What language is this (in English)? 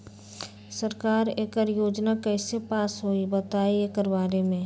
Magahi